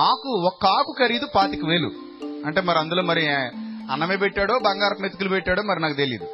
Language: Telugu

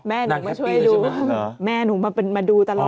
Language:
Thai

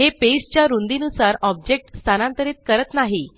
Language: Marathi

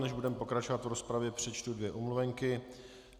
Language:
Czech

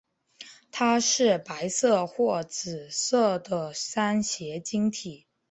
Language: Chinese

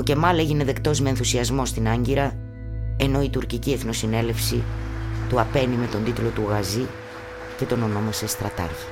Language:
Greek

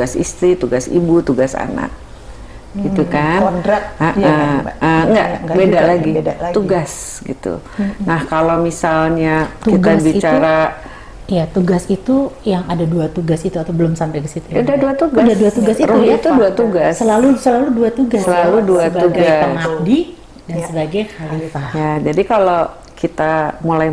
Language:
Indonesian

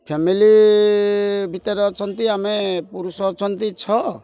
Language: Odia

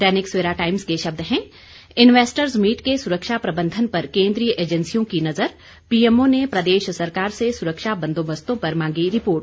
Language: Hindi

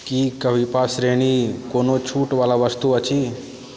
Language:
Maithili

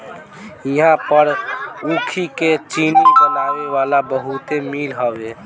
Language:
Bhojpuri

